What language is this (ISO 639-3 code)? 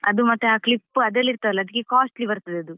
kan